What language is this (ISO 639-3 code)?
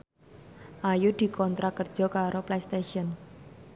jav